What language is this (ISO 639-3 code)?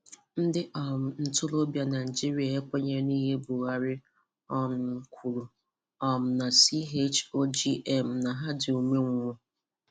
ibo